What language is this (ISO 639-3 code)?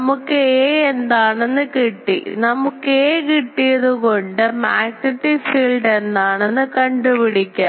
mal